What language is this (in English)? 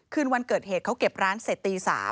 Thai